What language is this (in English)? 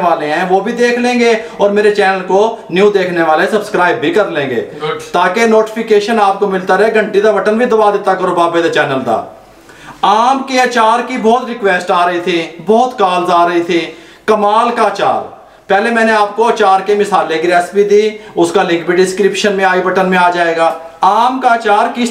Hindi